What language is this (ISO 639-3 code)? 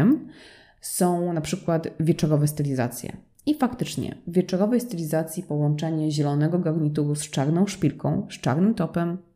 pol